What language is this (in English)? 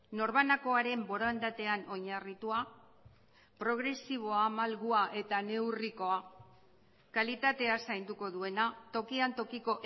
Basque